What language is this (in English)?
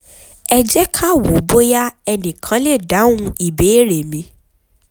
Yoruba